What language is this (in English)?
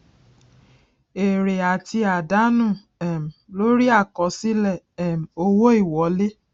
Yoruba